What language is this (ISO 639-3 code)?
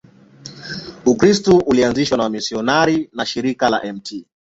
swa